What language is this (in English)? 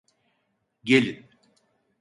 Turkish